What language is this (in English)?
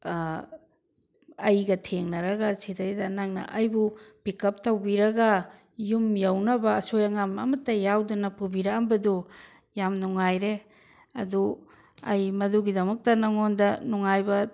Manipuri